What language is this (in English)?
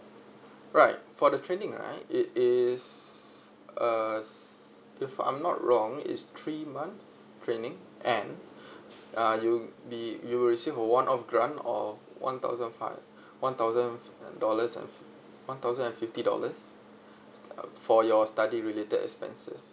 English